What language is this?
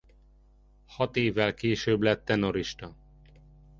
Hungarian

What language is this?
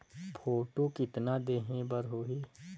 Chhattisgarhi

